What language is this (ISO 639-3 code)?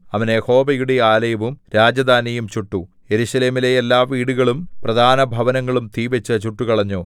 mal